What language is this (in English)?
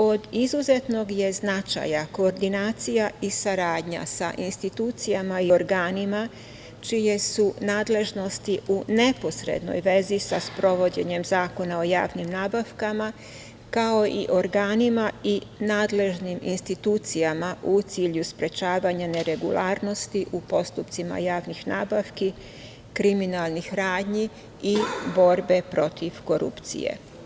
Serbian